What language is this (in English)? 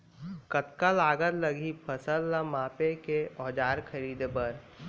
Chhattisgarhi